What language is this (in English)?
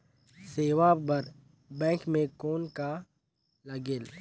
Chhattisgarhi